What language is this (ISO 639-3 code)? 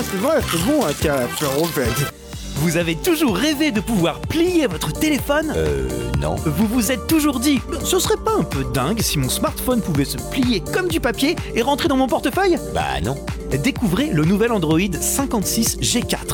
fra